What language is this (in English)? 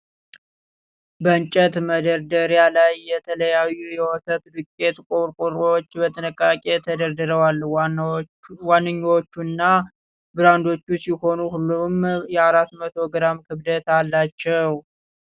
Amharic